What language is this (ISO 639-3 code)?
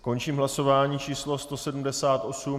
ces